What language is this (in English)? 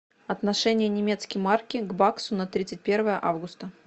Russian